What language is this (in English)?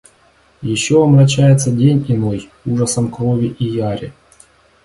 Russian